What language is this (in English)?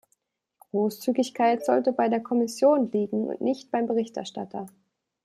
German